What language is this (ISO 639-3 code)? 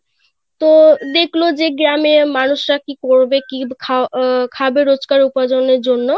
ben